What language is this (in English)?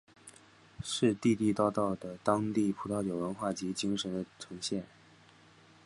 Chinese